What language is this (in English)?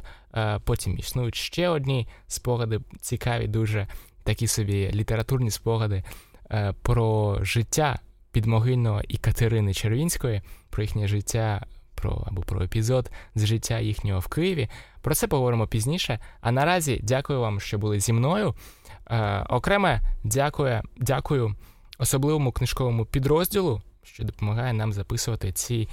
Ukrainian